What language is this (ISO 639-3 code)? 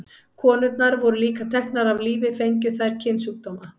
isl